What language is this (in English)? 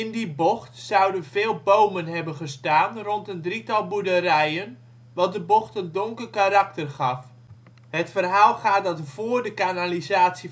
Dutch